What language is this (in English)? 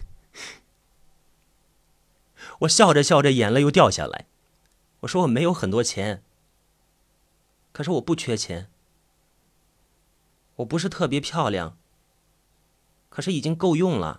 Chinese